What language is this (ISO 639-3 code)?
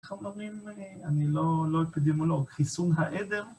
heb